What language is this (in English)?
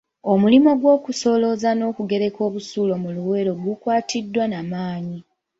Ganda